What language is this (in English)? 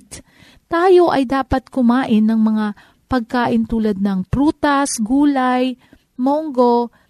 Filipino